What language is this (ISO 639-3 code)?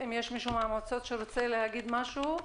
heb